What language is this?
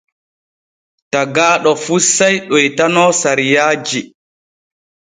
Borgu Fulfulde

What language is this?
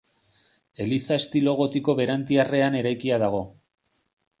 Basque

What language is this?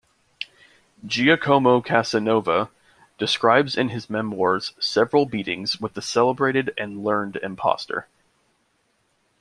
English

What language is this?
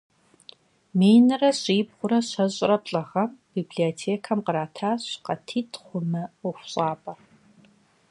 Kabardian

